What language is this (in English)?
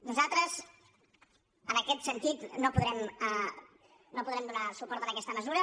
Catalan